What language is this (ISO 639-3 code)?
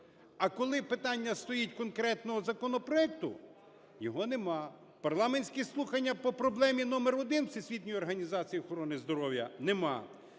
ukr